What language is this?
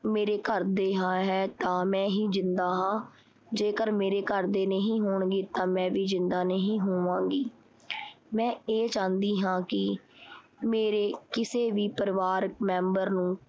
Punjabi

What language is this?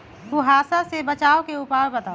Magahi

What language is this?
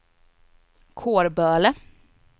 Swedish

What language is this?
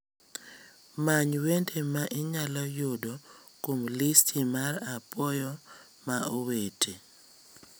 Luo (Kenya and Tanzania)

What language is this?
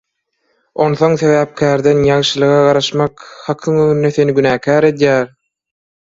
Turkmen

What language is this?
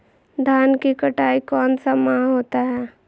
Magahi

